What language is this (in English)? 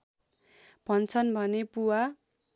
Nepali